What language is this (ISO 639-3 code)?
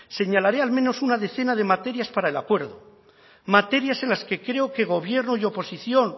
spa